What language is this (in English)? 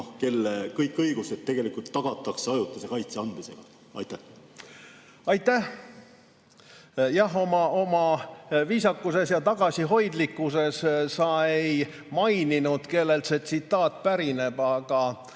Estonian